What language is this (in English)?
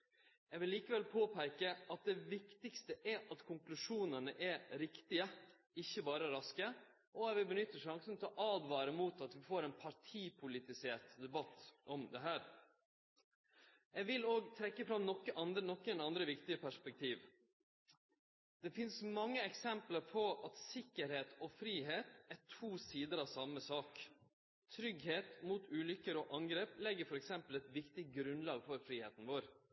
Norwegian Nynorsk